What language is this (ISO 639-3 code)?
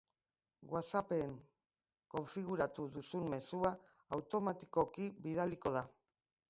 eus